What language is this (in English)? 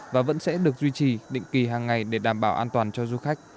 Vietnamese